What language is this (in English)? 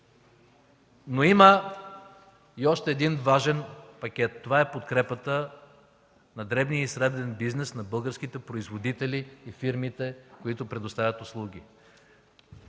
Bulgarian